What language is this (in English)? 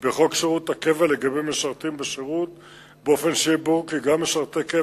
Hebrew